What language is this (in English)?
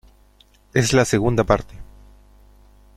Spanish